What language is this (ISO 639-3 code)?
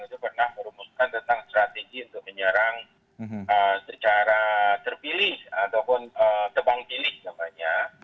ind